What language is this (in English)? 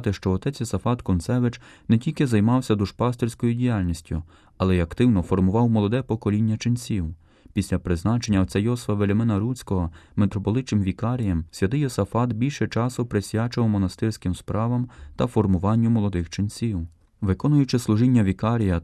Ukrainian